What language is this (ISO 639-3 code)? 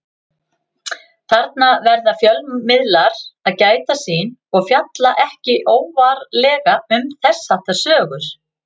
isl